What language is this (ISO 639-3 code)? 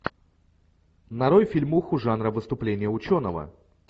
rus